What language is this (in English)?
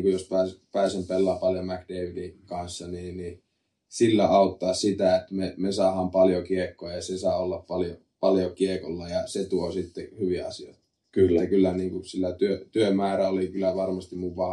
Finnish